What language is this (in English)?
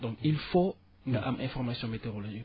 Wolof